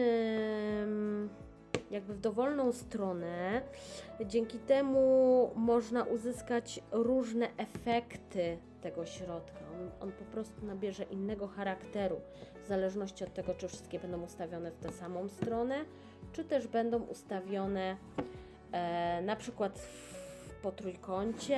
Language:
Polish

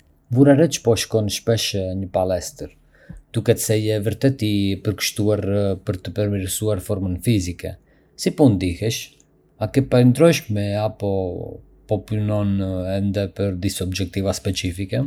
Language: Arbëreshë Albanian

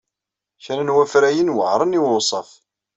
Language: Kabyle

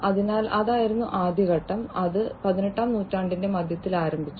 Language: Malayalam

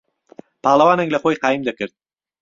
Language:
Central Kurdish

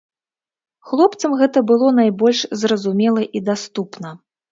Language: Belarusian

